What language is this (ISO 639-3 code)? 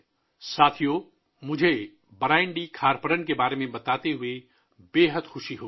urd